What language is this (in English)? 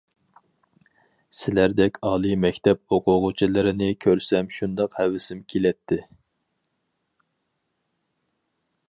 Uyghur